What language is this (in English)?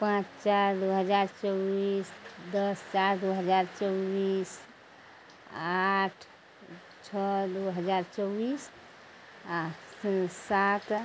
Maithili